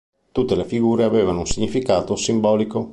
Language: Italian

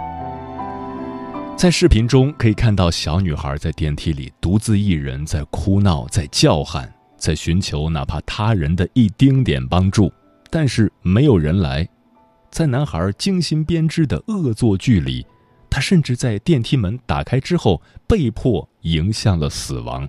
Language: Chinese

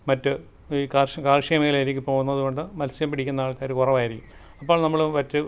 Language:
Malayalam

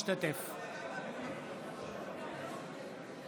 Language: Hebrew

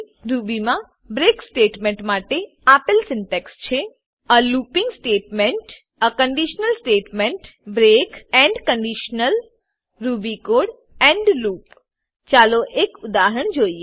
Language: Gujarati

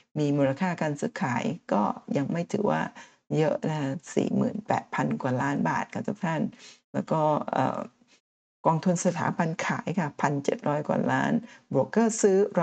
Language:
Thai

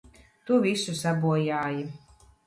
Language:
Latvian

